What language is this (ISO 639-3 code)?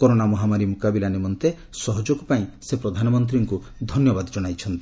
ori